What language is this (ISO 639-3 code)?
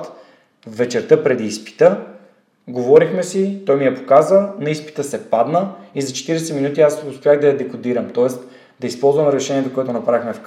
bul